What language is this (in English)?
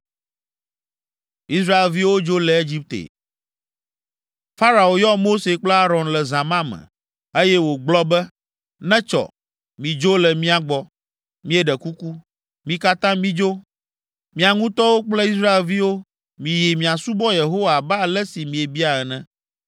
Ewe